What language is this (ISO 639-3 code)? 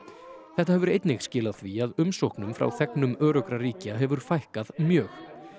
isl